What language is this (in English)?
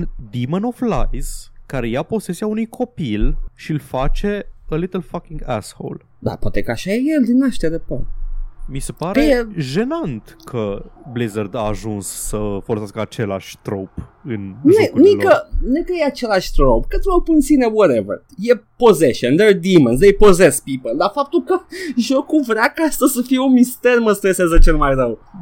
Romanian